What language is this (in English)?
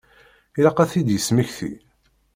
Kabyle